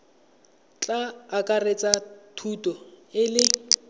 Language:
Tswana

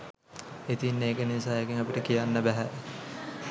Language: Sinhala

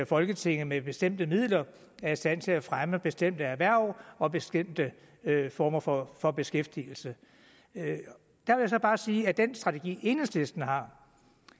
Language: Danish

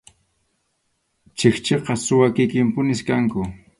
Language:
Arequipa-La Unión Quechua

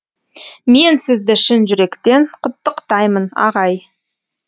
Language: Kazakh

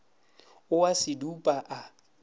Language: Northern Sotho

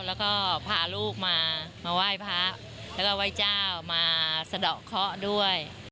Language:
Thai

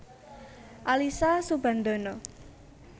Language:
Javanese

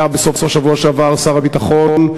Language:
Hebrew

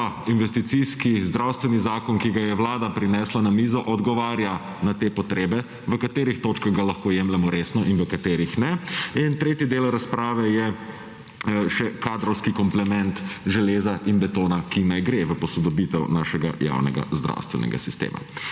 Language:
Slovenian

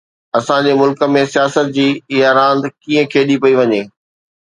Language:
Sindhi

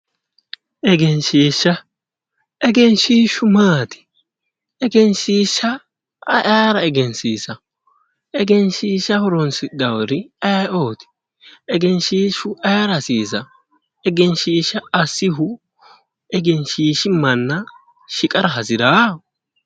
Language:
Sidamo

